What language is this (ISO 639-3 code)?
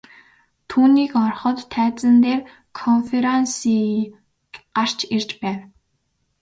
mon